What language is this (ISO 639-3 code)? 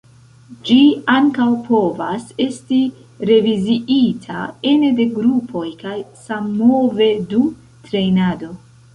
epo